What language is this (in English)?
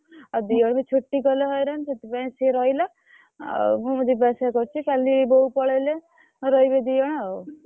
Odia